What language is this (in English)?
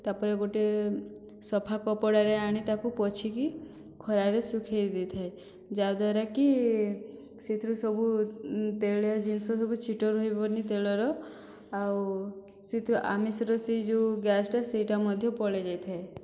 Odia